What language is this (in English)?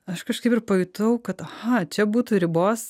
Lithuanian